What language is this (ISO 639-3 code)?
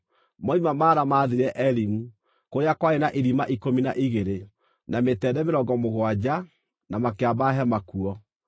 kik